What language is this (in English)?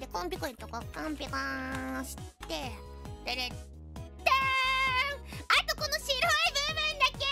Japanese